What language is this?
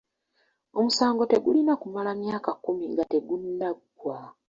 Ganda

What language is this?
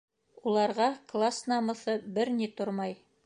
Bashkir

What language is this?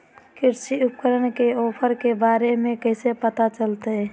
Magahi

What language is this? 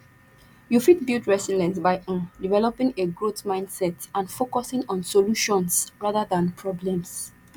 Nigerian Pidgin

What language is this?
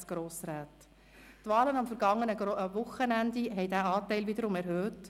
Swiss German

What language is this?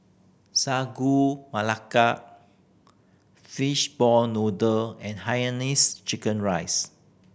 English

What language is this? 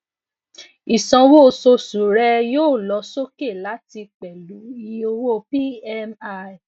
Yoruba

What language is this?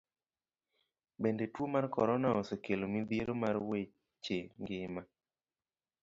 Luo (Kenya and Tanzania)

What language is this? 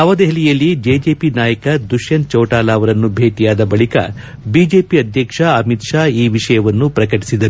Kannada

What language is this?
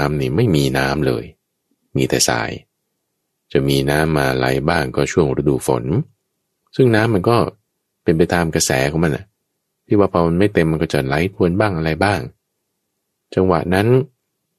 Thai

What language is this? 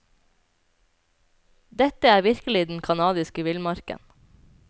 Norwegian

